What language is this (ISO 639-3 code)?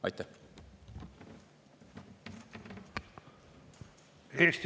est